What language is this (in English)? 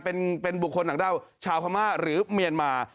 Thai